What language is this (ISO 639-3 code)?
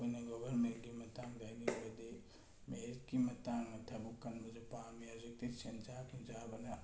mni